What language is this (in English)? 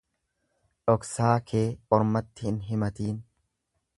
Oromo